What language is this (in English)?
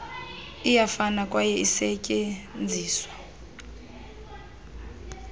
Xhosa